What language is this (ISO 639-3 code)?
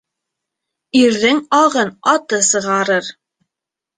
bak